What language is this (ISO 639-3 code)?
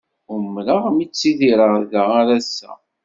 kab